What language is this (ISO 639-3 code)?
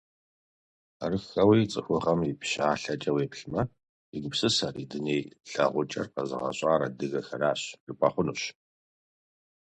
kbd